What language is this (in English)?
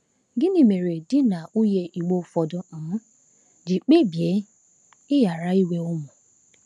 Igbo